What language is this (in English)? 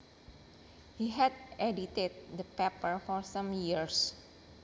Javanese